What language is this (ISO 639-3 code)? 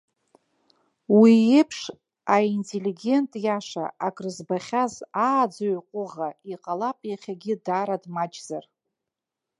abk